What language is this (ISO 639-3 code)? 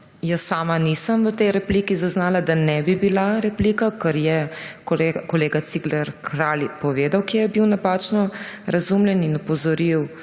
slv